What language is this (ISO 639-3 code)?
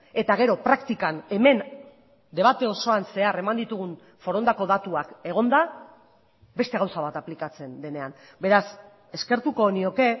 eus